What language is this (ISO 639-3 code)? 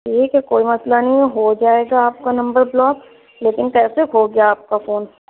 urd